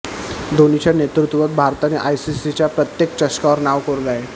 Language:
Marathi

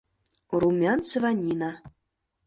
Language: Mari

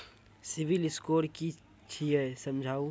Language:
Maithili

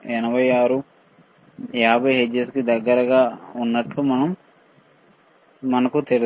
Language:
Telugu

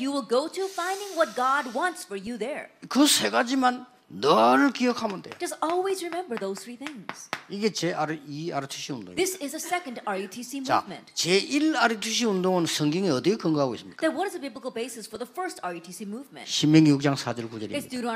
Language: Korean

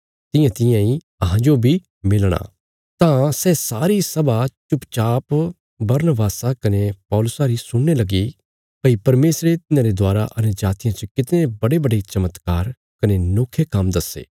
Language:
Bilaspuri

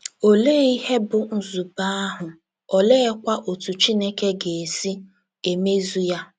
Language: Igbo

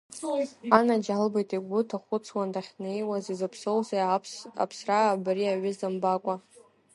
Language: Abkhazian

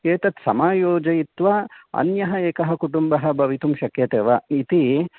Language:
Sanskrit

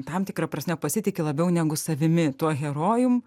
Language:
Lithuanian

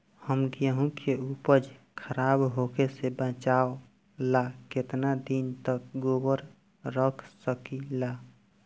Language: Bhojpuri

